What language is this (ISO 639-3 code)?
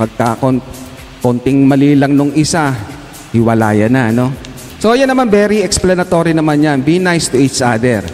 fil